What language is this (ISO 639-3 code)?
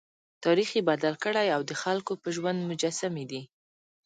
pus